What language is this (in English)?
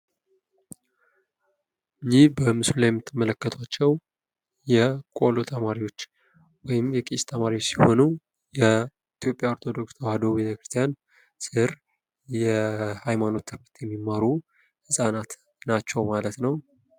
Amharic